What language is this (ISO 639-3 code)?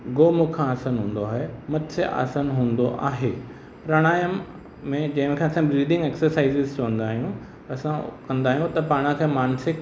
snd